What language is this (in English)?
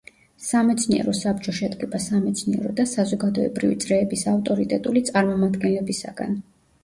Georgian